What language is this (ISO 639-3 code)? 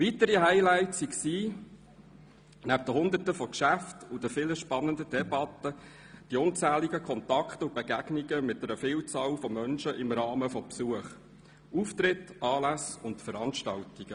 gsw